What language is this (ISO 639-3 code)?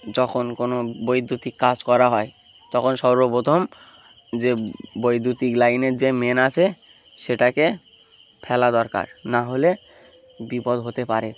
ben